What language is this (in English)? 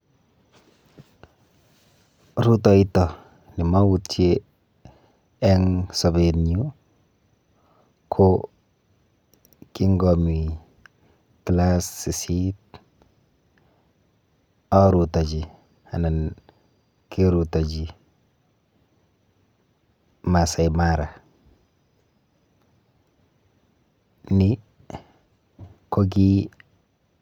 Kalenjin